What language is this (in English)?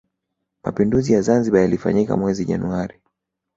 Swahili